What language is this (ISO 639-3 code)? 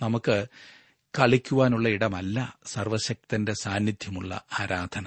mal